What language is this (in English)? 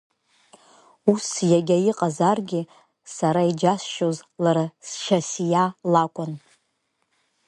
Abkhazian